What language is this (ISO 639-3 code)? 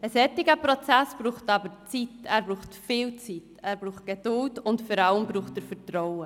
gsw